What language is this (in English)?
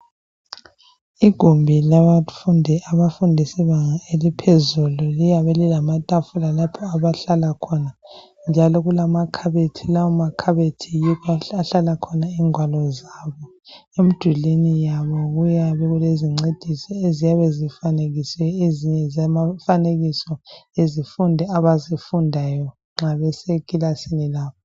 North Ndebele